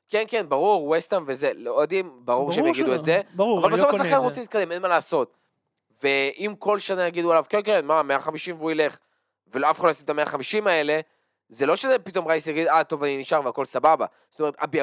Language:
Hebrew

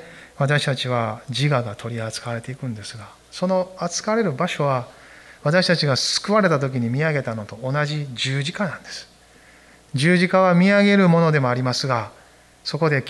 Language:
Japanese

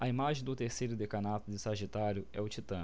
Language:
Portuguese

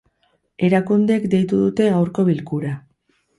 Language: Basque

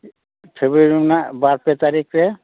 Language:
Santali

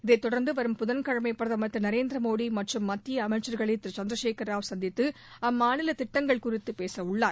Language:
Tamil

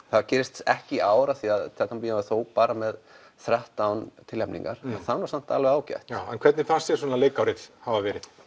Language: Icelandic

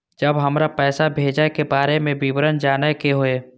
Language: Maithili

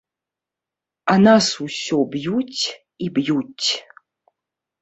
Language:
Belarusian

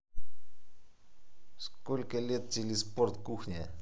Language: Russian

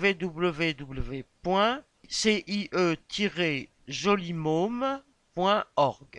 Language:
French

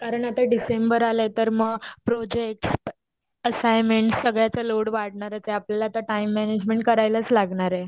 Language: Marathi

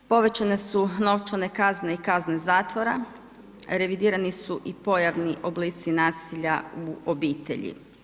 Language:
Croatian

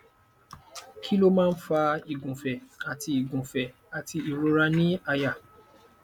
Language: Yoruba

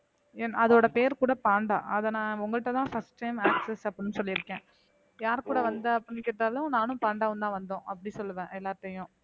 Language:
Tamil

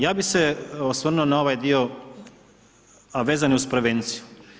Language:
Croatian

